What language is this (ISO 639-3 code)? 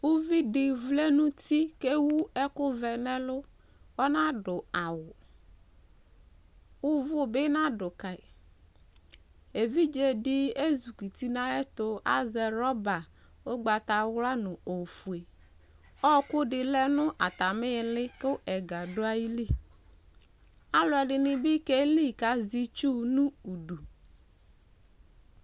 kpo